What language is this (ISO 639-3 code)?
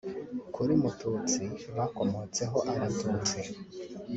kin